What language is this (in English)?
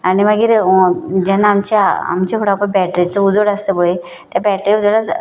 Konkani